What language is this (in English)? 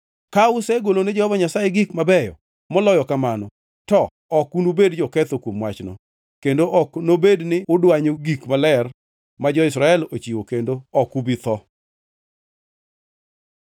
Luo (Kenya and Tanzania)